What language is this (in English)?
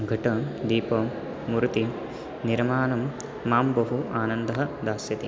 Sanskrit